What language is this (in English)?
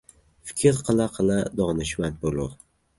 Uzbek